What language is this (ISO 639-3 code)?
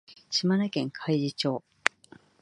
jpn